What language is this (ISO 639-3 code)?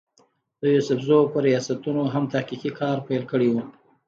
pus